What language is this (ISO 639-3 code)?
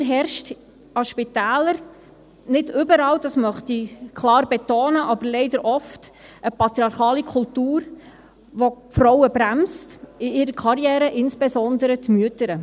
gsw